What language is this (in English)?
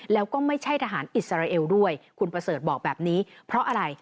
Thai